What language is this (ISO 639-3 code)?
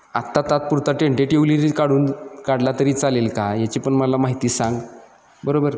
mar